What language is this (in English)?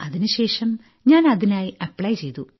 Malayalam